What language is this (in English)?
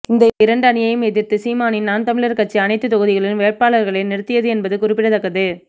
Tamil